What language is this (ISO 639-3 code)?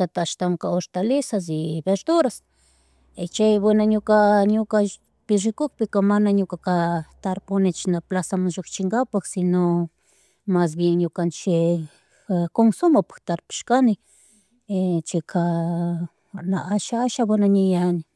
qug